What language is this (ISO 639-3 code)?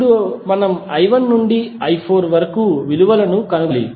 tel